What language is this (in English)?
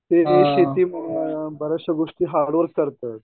Marathi